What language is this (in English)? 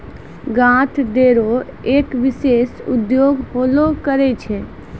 Maithili